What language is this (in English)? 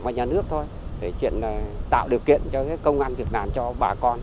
Vietnamese